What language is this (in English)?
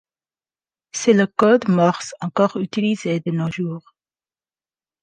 French